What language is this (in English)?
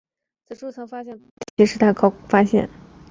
Chinese